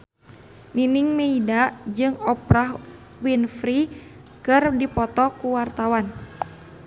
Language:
Sundanese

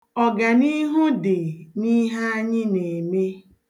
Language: Igbo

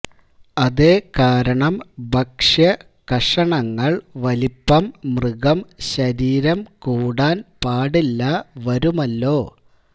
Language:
Malayalam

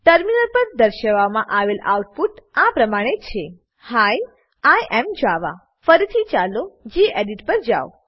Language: Gujarati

